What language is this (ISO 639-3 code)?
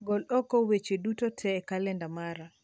luo